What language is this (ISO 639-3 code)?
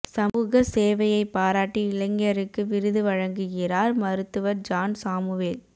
tam